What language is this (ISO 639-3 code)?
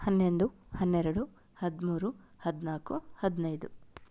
kan